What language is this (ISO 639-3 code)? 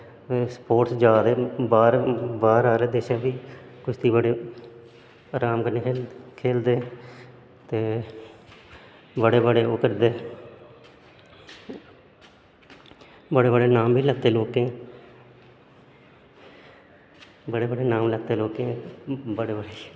doi